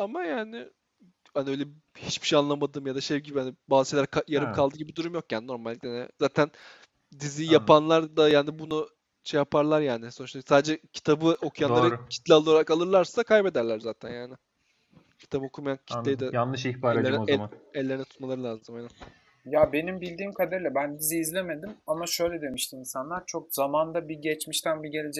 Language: Turkish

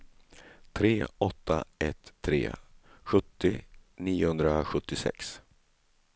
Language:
Swedish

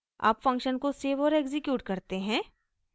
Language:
Hindi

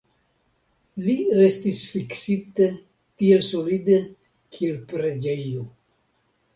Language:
Esperanto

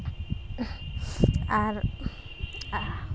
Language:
Santali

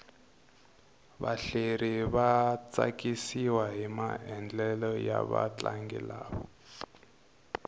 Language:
Tsonga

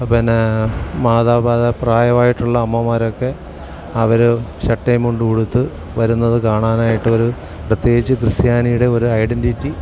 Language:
Malayalam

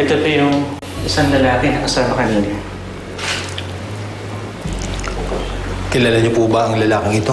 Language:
Filipino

